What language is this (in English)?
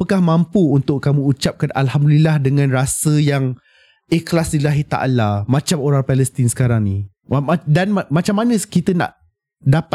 Malay